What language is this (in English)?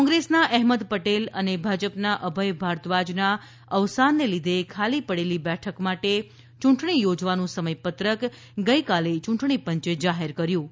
Gujarati